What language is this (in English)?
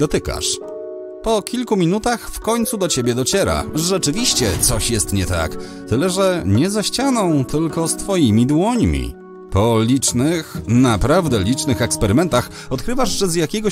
Polish